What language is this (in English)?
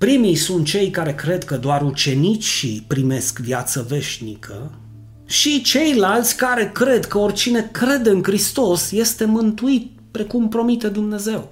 Romanian